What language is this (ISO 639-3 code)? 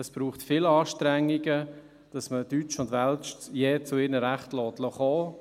gsw